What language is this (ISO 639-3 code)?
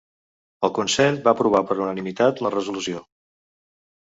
cat